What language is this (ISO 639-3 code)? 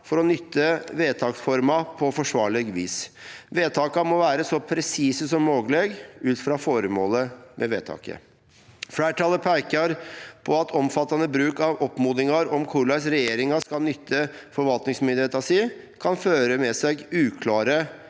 nor